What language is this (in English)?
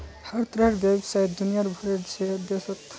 Magahi